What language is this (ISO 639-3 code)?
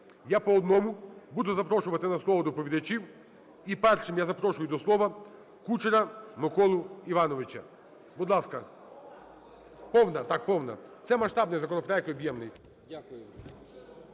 ukr